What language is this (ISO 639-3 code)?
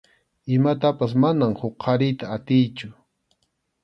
qxu